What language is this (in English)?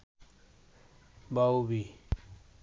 Bangla